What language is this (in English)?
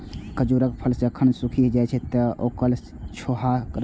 Maithili